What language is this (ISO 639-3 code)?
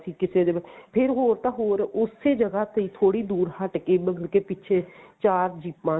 pan